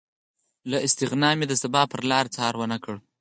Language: Pashto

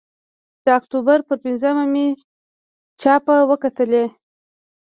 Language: Pashto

